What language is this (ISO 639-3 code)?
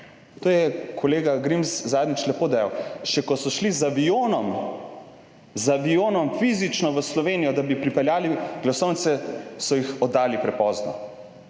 slv